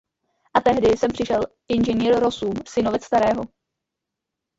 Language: Czech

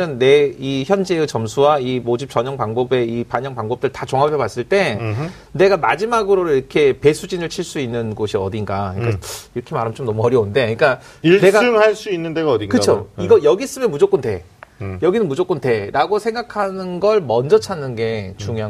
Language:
Korean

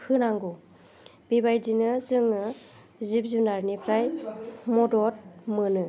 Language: Bodo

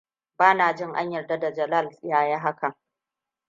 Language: Hausa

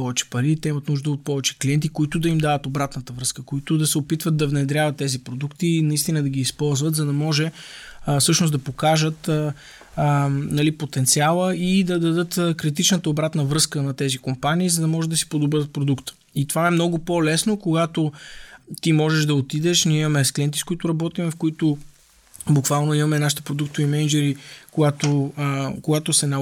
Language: Bulgarian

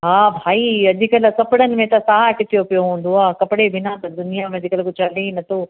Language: Sindhi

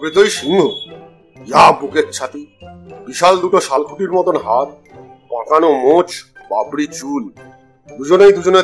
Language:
Bangla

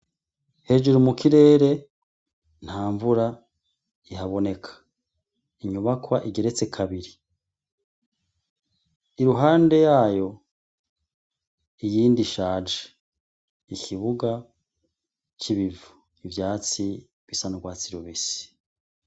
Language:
Rundi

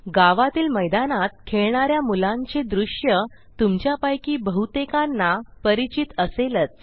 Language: Marathi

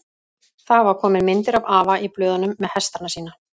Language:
Icelandic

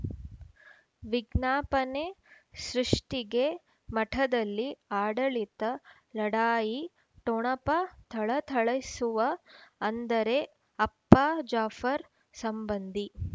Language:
Kannada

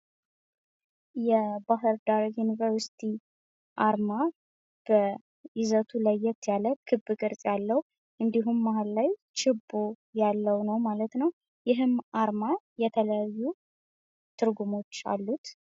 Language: Amharic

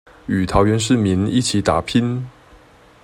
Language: Chinese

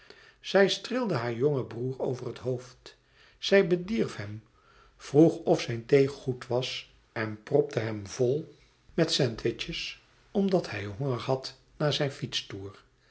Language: Dutch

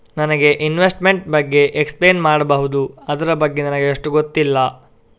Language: Kannada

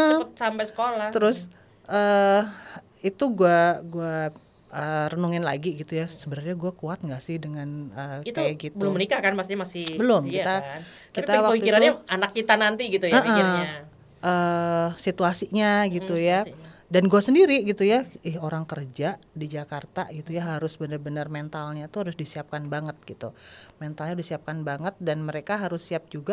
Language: Indonesian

